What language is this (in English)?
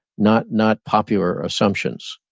English